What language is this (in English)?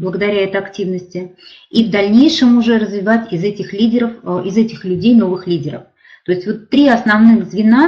Russian